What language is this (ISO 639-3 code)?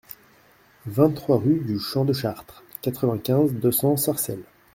fra